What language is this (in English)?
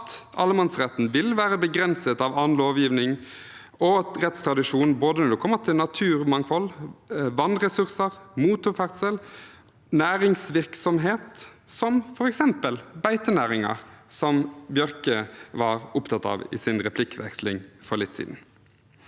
Norwegian